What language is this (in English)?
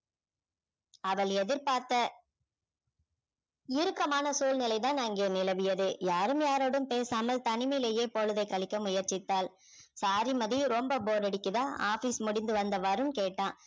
Tamil